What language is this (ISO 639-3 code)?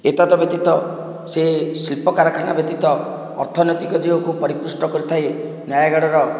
ori